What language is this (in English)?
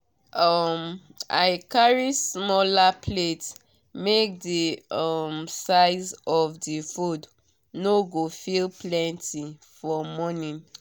Nigerian Pidgin